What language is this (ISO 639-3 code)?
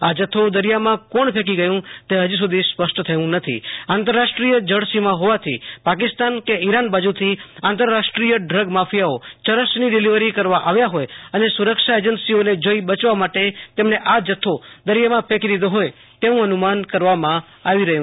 guj